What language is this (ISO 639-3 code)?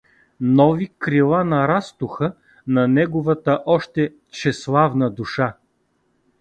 bul